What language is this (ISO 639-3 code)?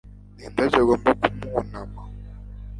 kin